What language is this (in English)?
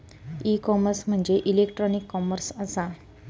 Marathi